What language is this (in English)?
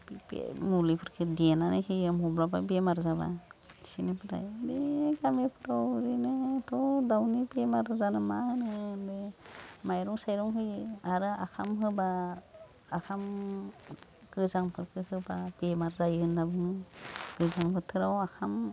Bodo